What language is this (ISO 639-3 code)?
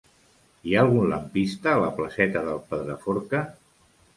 cat